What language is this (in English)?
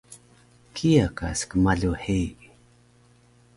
Taroko